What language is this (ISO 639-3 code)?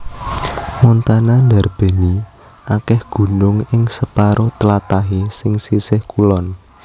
jav